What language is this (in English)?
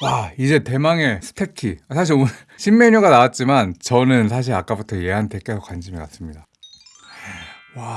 Korean